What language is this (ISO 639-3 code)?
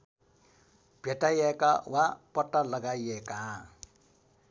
nep